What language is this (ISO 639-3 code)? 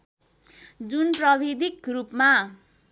nep